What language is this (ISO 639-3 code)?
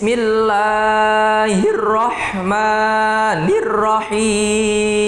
ind